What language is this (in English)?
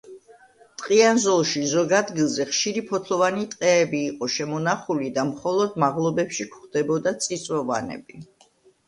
Georgian